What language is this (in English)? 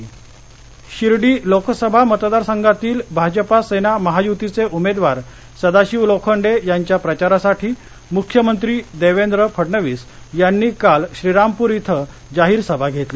Marathi